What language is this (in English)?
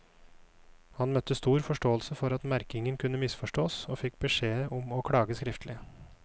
Norwegian